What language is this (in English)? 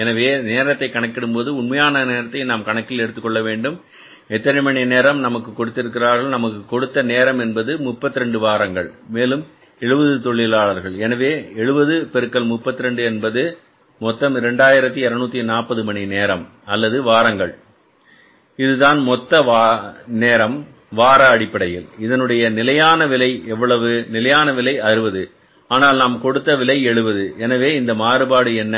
Tamil